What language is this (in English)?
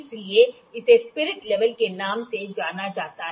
Hindi